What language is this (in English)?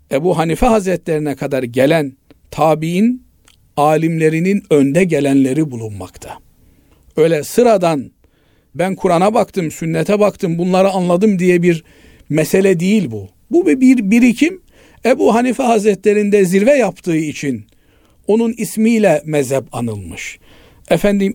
Turkish